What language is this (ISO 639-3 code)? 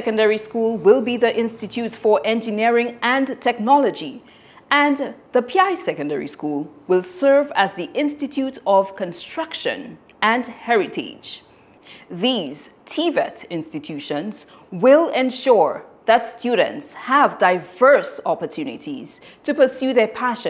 eng